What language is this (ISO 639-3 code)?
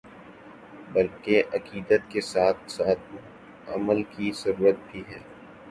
urd